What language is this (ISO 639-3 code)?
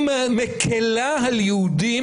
heb